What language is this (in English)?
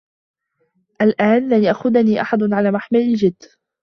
Arabic